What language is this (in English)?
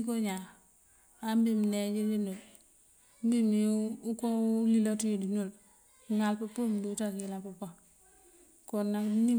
Mandjak